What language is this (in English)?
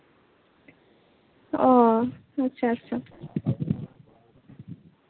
Santali